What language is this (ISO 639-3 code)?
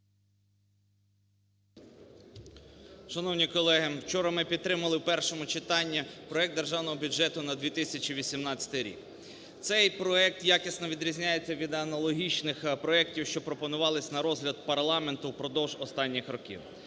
ukr